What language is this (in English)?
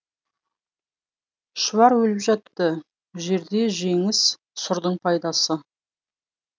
Kazakh